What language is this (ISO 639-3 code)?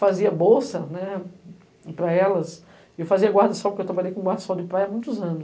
por